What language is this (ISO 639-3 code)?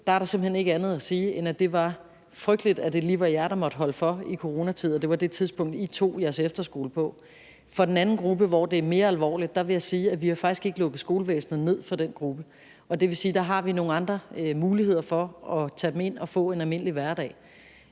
dan